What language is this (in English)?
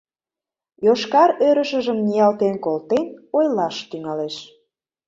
Mari